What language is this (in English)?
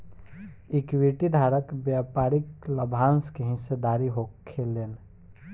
Bhojpuri